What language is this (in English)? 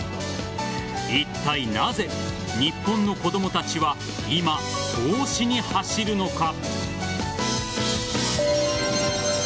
Japanese